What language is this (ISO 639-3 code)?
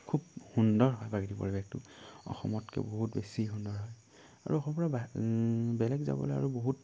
asm